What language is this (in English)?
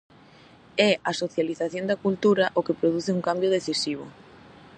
Galician